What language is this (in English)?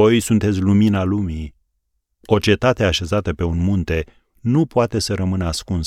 Romanian